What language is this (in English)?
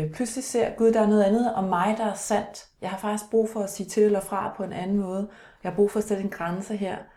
Danish